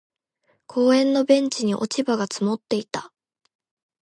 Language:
Japanese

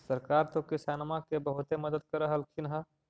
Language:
Magahi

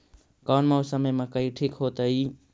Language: Magahi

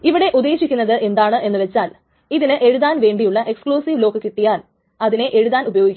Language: Malayalam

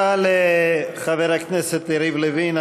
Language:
Hebrew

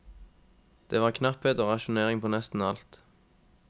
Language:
Norwegian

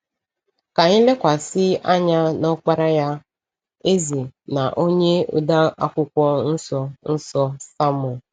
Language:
Igbo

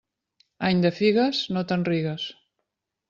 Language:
Catalan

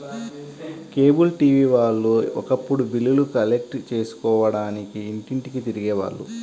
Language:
Telugu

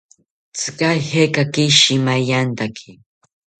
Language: South Ucayali Ashéninka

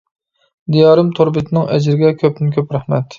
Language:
Uyghur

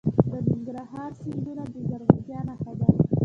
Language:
Pashto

